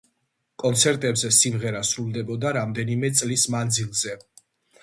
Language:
Georgian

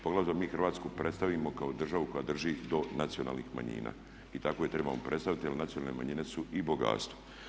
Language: Croatian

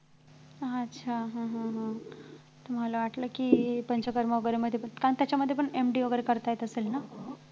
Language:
Marathi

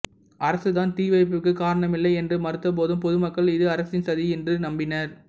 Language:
Tamil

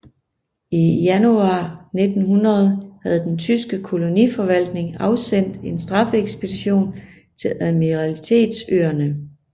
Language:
Danish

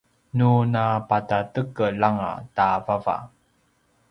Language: Paiwan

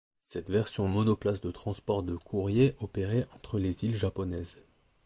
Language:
French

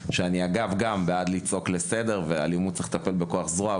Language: Hebrew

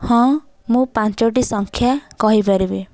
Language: Odia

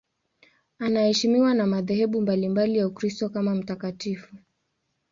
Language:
Swahili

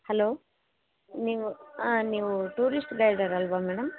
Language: Kannada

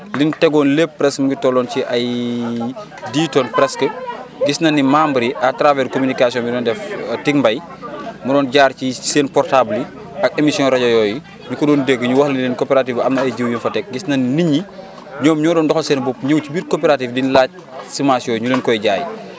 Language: Wolof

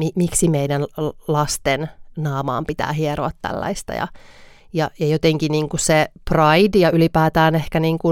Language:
Finnish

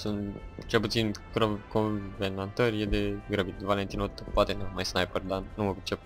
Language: Romanian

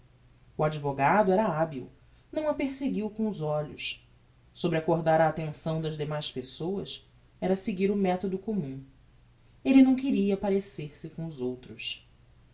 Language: Portuguese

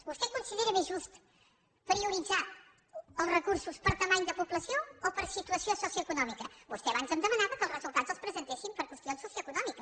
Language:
Catalan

